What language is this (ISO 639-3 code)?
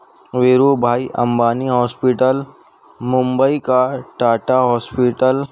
urd